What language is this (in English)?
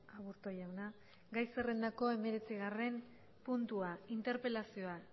Basque